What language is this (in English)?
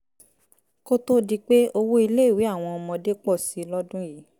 Yoruba